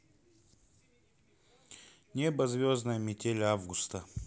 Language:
Russian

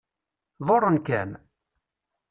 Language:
Kabyle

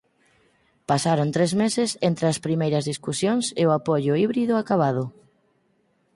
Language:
Galician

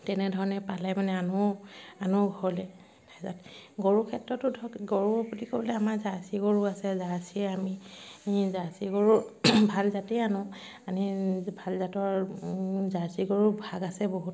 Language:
Assamese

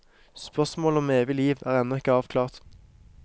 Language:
Norwegian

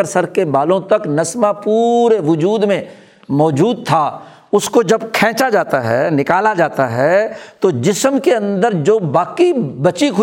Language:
Urdu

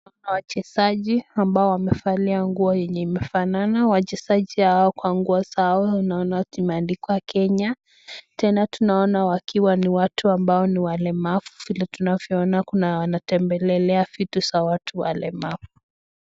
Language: Swahili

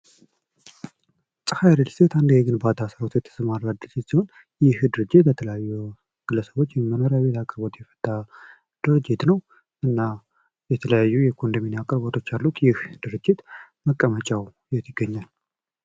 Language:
Amharic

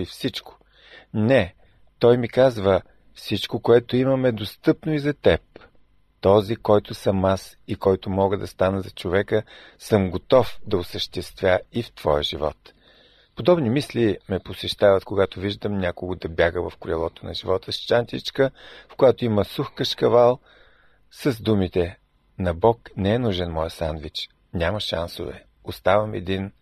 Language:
Bulgarian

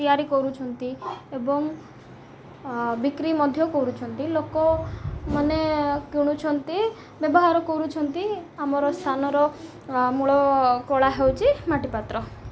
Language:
Odia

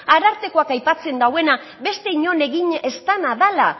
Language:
Basque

